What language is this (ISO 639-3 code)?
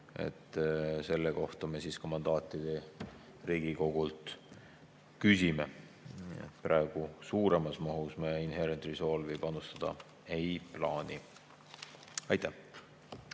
est